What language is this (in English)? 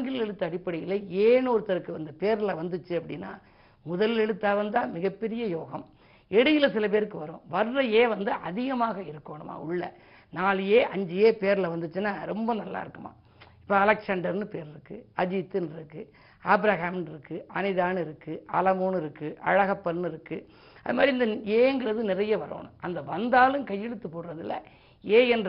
Tamil